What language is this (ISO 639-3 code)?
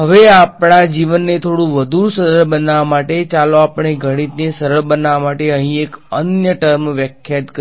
guj